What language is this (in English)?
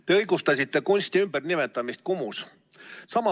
Estonian